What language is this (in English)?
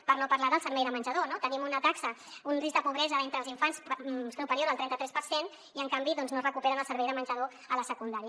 Catalan